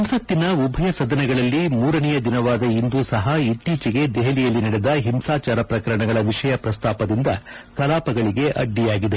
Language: Kannada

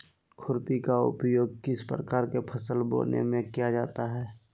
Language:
Magahi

